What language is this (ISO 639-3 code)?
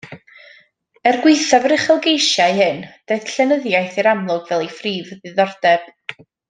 cym